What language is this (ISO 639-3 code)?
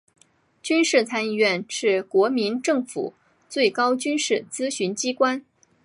zho